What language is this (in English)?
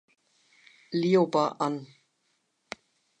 German